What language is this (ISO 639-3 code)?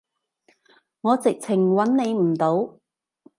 yue